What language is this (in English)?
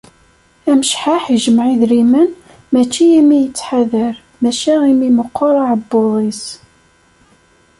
Kabyle